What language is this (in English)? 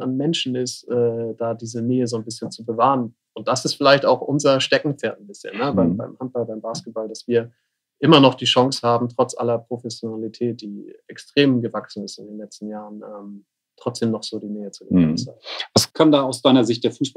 German